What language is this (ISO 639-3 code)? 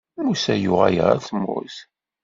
kab